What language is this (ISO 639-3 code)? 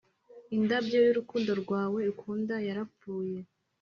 kin